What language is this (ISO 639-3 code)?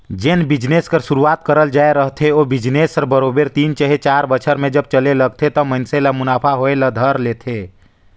hne